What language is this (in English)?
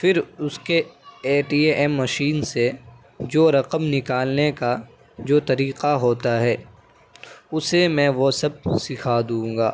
Urdu